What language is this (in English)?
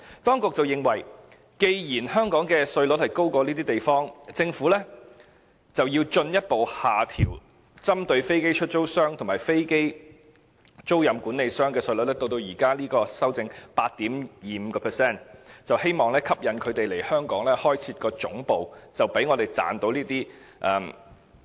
Cantonese